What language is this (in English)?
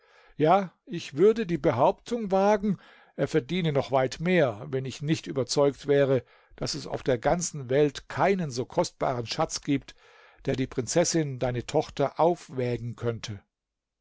German